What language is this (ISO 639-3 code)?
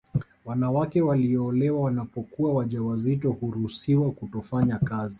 swa